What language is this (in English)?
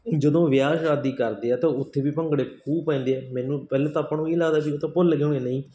Punjabi